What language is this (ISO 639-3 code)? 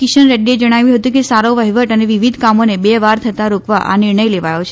guj